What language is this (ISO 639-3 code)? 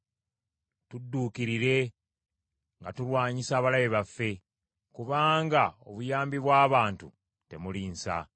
lug